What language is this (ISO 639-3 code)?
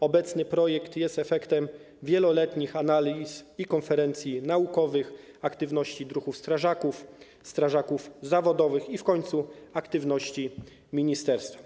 pol